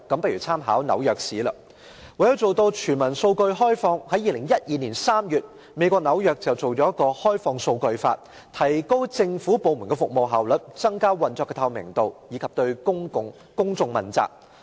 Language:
Cantonese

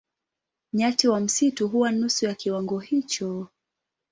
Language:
Swahili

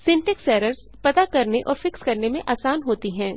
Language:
Hindi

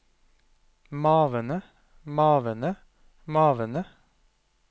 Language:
Norwegian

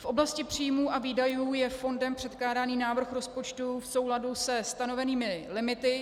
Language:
Czech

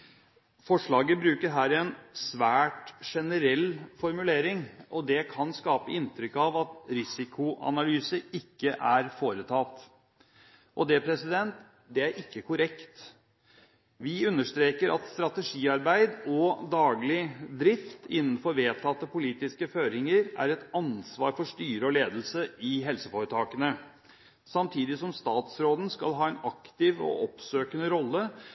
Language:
Norwegian Bokmål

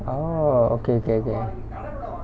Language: English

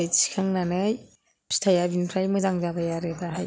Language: Bodo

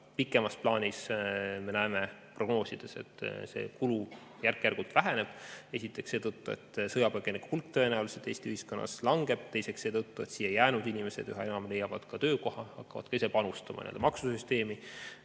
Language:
Estonian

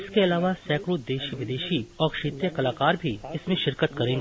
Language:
Hindi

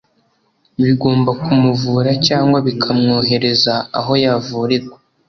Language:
Kinyarwanda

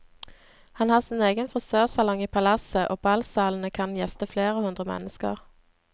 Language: Norwegian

